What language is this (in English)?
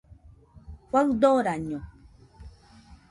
Nüpode Huitoto